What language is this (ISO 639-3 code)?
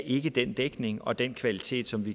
dan